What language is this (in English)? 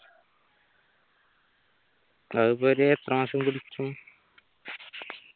Malayalam